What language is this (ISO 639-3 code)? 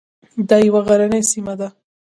pus